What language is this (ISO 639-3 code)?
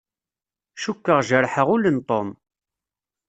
kab